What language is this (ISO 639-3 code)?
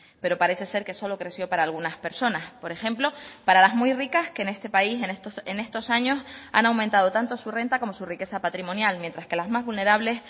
spa